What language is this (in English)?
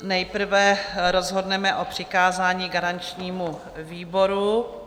Czech